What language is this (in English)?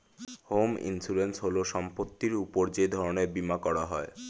Bangla